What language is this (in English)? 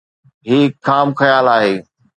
Sindhi